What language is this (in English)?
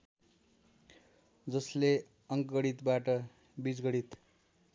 Nepali